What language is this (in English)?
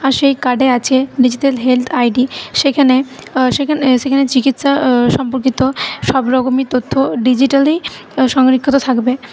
Bangla